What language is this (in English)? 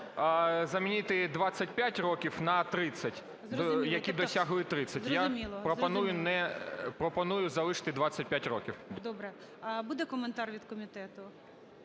Ukrainian